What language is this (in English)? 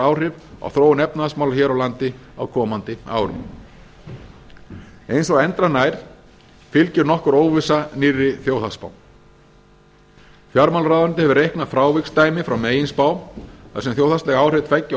Icelandic